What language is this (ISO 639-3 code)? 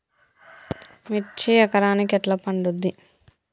tel